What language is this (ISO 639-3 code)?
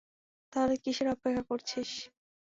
ben